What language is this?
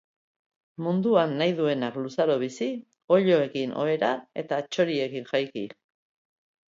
Basque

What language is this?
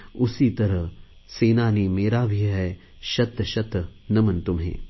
Marathi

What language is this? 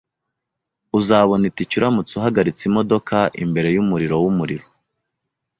Kinyarwanda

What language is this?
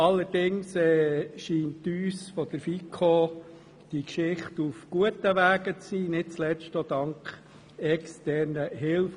Swiss German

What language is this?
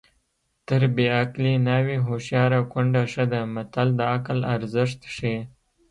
Pashto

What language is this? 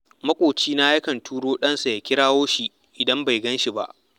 Hausa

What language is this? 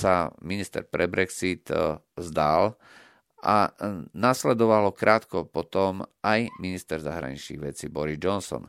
Slovak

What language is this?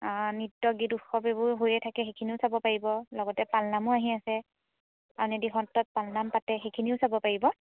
Assamese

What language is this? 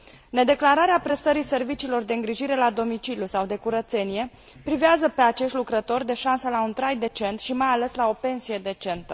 Romanian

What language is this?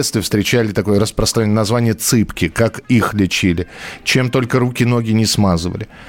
Russian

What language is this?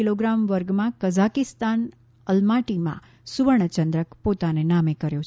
Gujarati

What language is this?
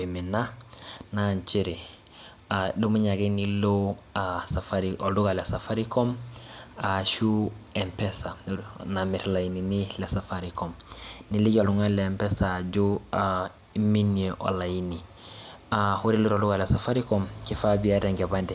Masai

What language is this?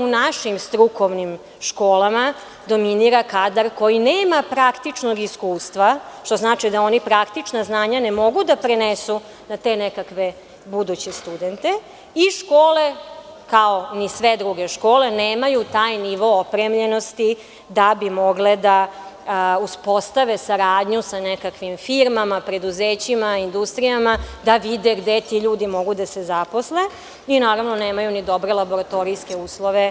Serbian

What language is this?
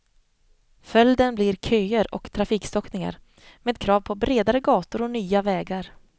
Swedish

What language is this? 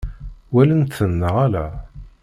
Kabyle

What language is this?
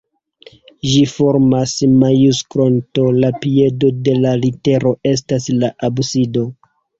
Esperanto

